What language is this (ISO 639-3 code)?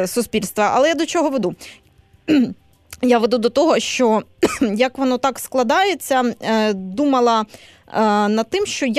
ukr